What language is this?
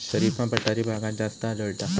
Marathi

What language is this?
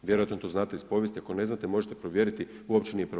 Croatian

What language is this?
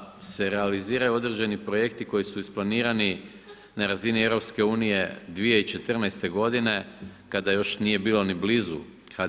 Croatian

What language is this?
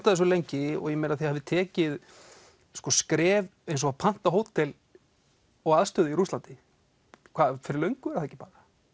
Icelandic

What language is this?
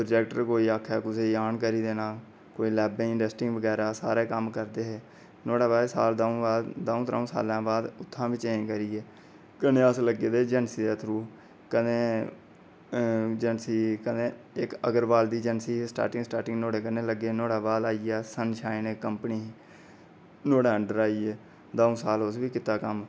Dogri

